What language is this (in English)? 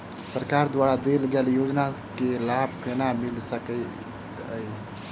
Maithili